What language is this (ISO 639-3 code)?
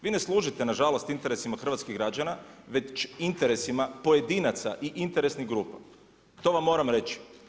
hrv